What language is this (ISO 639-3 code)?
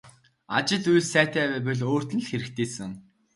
mon